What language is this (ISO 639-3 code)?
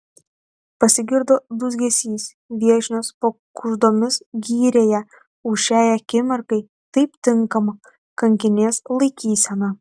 lit